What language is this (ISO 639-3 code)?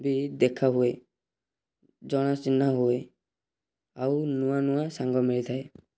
ori